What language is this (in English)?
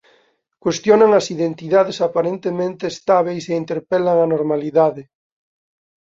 Galician